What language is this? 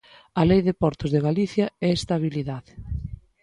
Galician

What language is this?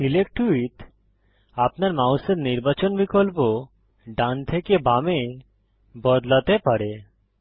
Bangla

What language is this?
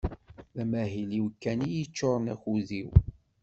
Kabyle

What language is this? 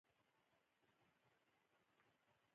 Pashto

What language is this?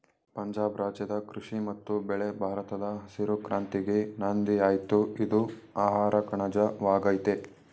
Kannada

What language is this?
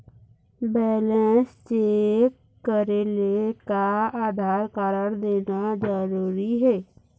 Chhattisgarhi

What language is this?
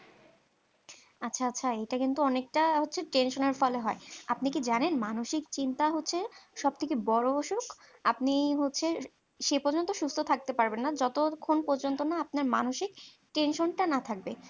Bangla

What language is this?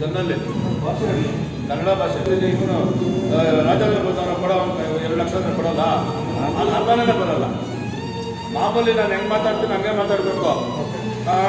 Turkish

